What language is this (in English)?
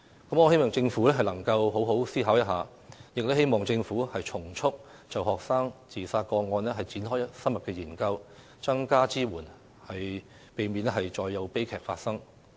Cantonese